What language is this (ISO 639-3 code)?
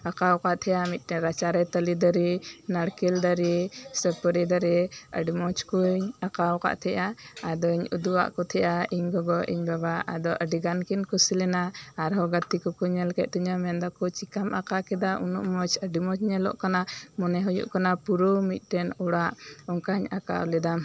sat